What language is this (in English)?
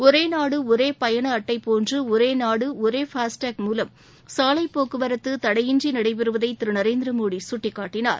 Tamil